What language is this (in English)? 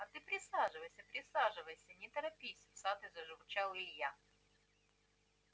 Russian